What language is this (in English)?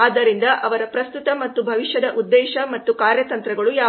Kannada